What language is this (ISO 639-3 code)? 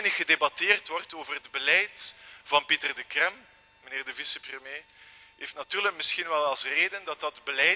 nld